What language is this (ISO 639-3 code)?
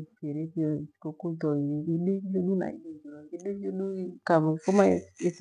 gwe